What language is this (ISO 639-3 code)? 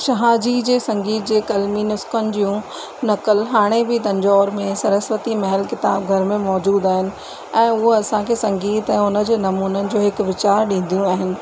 snd